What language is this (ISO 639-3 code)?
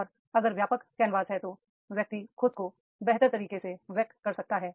hin